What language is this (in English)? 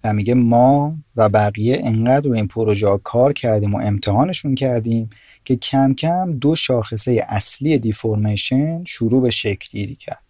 Persian